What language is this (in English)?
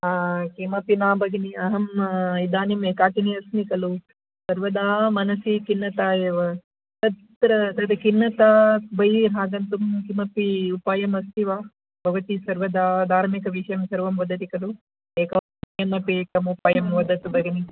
Sanskrit